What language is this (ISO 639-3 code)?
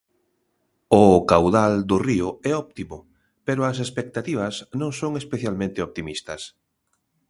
glg